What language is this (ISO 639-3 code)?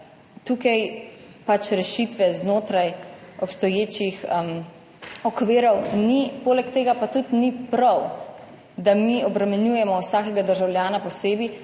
slv